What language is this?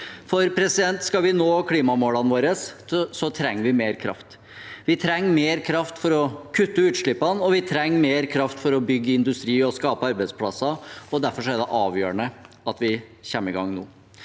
Norwegian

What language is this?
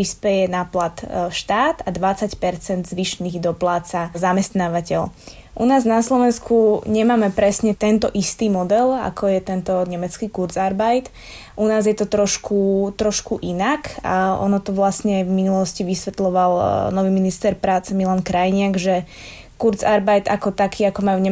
Slovak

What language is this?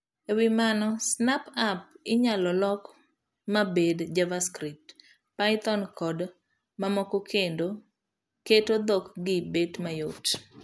Luo (Kenya and Tanzania)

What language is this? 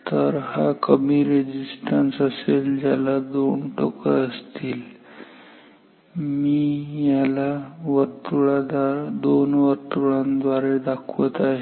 Marathi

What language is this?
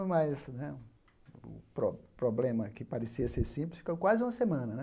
Portuguese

